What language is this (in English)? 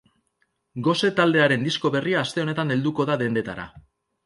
Basque